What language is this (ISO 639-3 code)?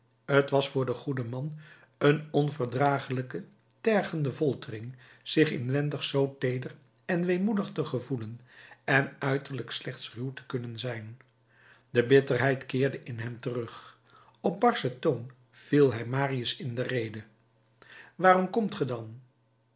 nld